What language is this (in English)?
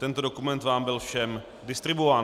Czech